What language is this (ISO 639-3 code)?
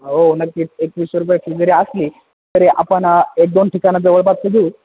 mar